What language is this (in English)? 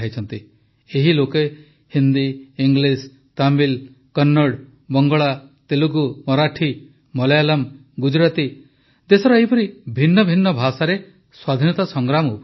Odia